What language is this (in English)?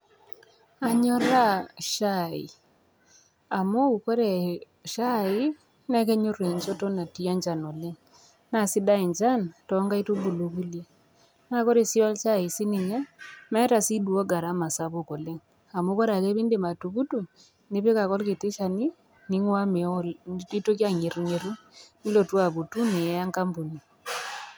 Masai